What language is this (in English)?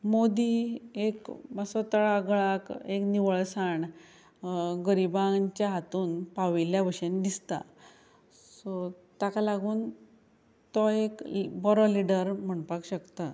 Konkani